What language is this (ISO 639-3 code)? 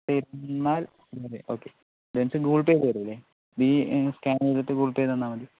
mal